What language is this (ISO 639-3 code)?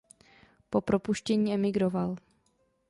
ces